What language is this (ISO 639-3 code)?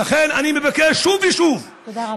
heb